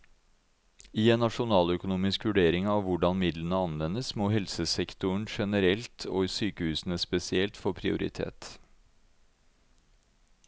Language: Norwegian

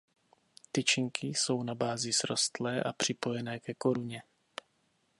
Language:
Czech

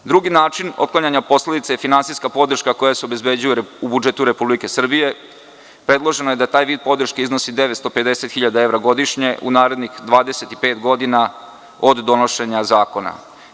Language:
Serbian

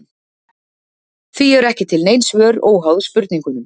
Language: Icelandic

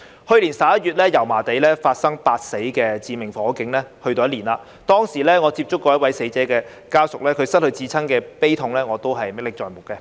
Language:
Cantonese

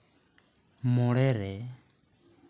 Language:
Santali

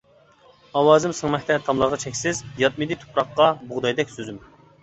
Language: Uyghur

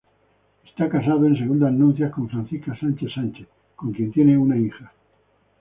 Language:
Spanish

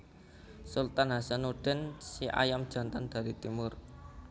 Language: Javanese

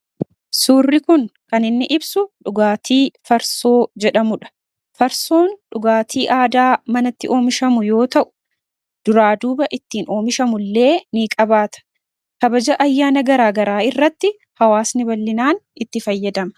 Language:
Oromo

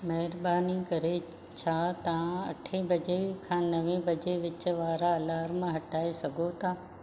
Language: Sindhi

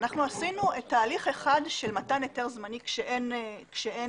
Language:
Hebrew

